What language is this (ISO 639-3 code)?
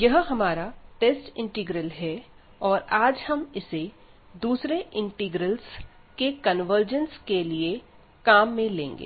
hin